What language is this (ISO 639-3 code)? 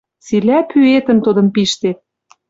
mrj